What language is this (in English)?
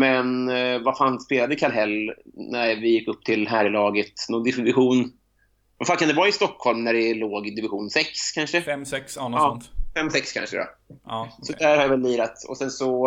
Swedish